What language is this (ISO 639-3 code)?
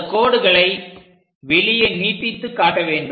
tam